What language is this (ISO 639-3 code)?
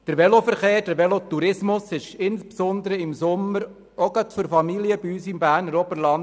gsw